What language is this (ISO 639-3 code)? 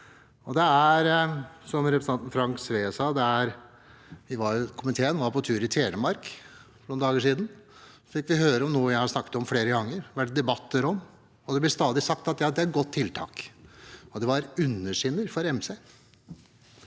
nor